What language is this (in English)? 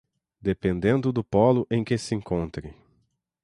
Portuguese